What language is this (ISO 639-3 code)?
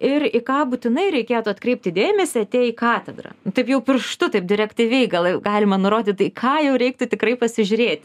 lit